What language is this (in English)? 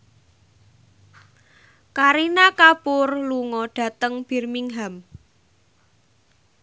Javanese